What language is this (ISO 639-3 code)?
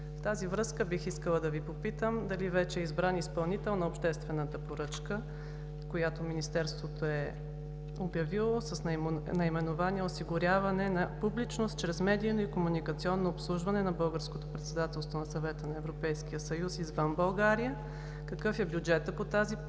bul